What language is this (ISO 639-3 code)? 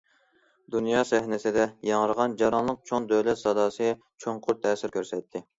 uig